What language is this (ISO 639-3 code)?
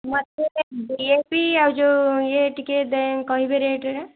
ori